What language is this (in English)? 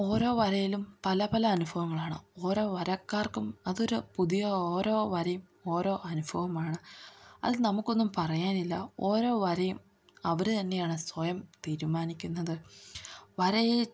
Malayalam